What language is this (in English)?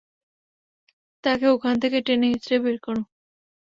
Bangla